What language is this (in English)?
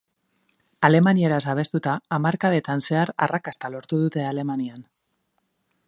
Basque